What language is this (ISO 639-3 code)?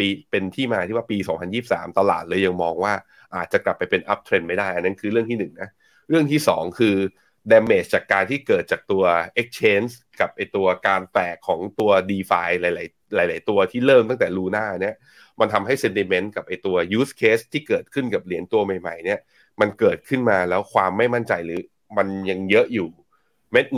tha